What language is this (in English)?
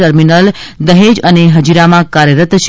Gujarati